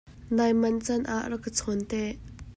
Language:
Hakha Chin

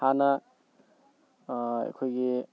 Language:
Manipuri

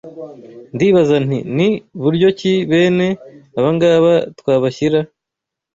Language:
Kinyarwanda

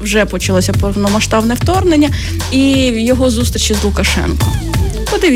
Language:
Ukrainian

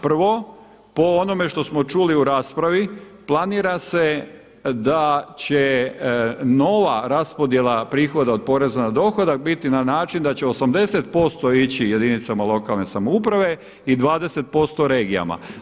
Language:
Croatian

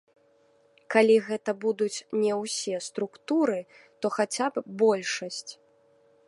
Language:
Belarusian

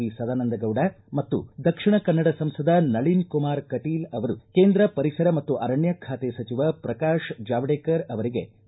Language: Kannada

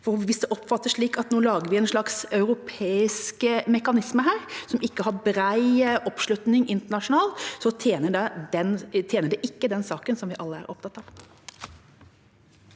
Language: Norwegian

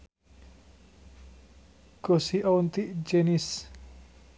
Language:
Sundanese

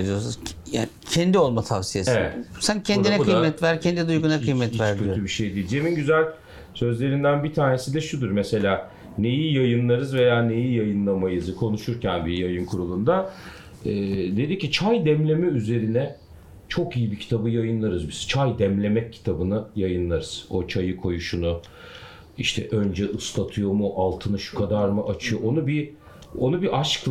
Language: Turkish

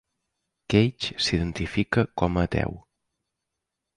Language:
Catalan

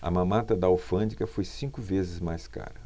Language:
Portuguese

